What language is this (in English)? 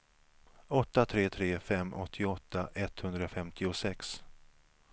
Swedish